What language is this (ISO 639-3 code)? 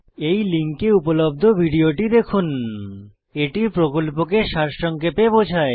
ben